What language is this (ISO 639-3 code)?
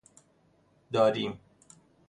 fas